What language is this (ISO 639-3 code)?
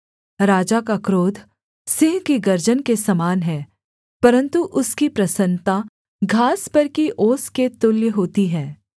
hin